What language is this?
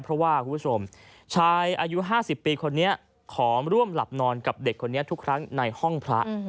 Thai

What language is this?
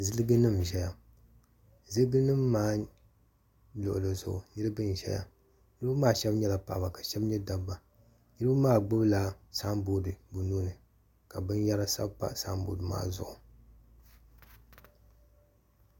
Dagbani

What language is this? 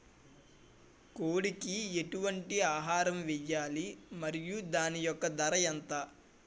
Telugu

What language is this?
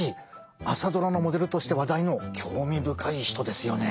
Japanese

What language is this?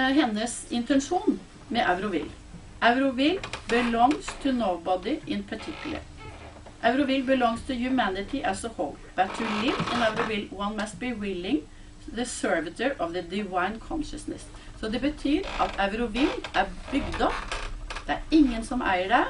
Norwegian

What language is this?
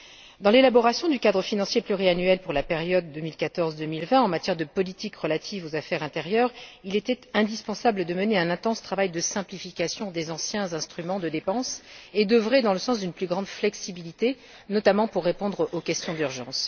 French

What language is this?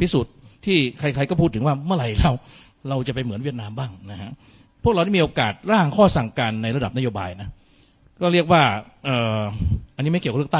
Thai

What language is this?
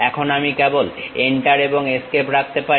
Bangla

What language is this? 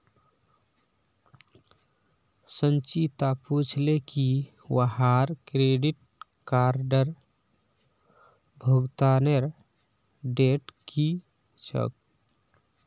Magahi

